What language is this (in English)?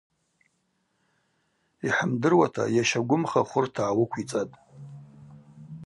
Abaza